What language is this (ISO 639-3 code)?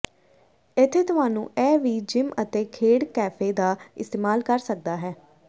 pan